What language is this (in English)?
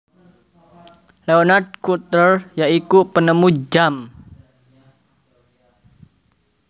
Javanese